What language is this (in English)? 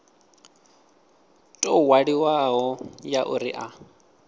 Venda